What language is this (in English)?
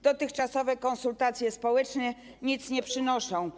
Polish